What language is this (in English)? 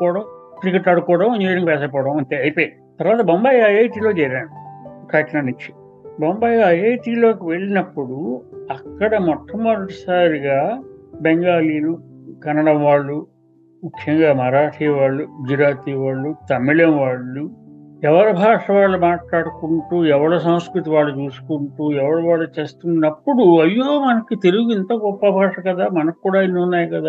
Telugu